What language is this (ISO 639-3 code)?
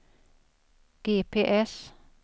swe